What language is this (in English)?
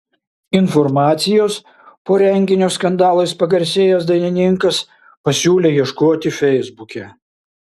Lithuanian